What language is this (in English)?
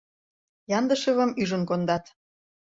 Mari